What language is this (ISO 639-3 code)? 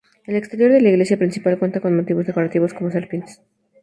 spa